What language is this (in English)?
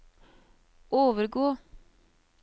Norwegian